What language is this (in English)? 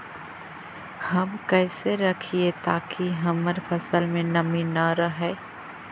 Magahi